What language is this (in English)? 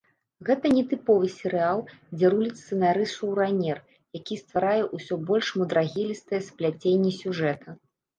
Belarusian